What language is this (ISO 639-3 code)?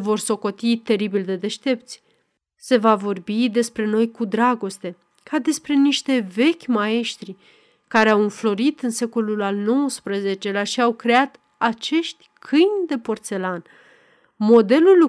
ron